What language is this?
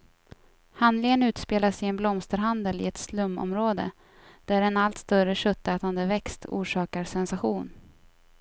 Swedish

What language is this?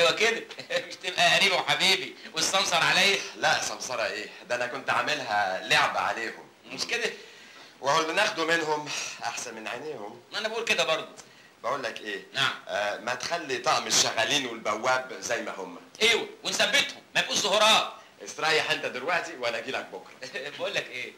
Arabic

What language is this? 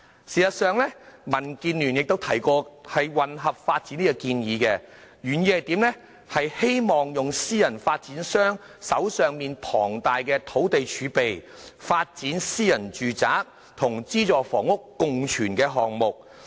Cantonese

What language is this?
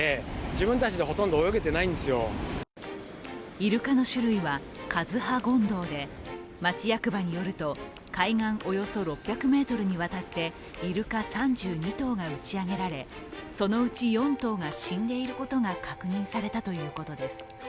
Japanese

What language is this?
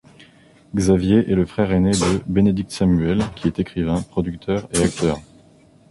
French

